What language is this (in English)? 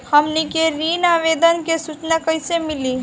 Bhojpuri